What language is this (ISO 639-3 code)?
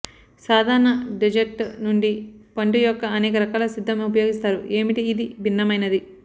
tel